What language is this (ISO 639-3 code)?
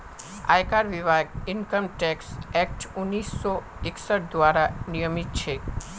mag